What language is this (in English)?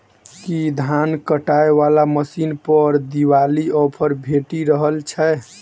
Maithili